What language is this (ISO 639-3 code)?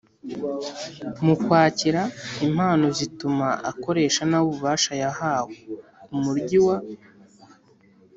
kin